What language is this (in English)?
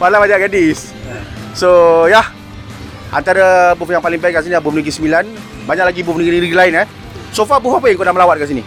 Malay